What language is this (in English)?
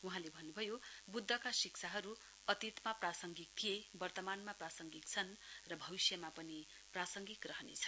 Nepali